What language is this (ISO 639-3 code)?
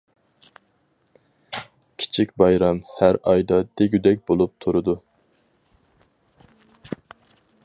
uig